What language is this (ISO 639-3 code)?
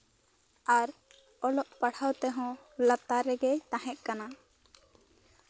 sat